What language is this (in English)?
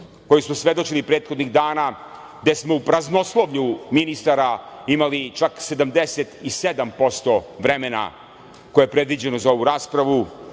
Serbian